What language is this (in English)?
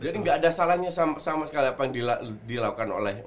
Indonesian